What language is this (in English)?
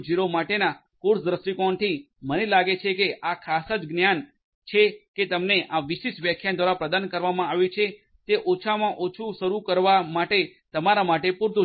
Gujarati